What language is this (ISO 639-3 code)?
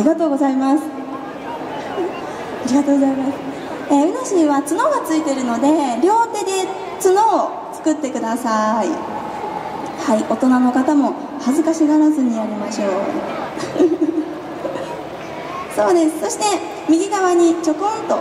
jpn